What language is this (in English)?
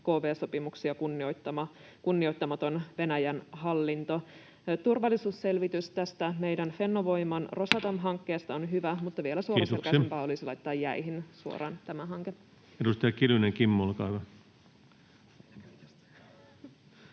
Finnish